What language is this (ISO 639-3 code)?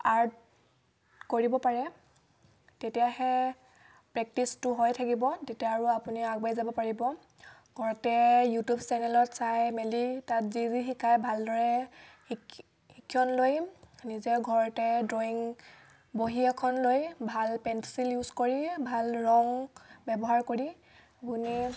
asm